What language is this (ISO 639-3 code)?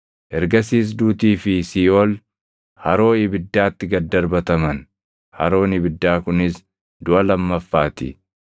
orm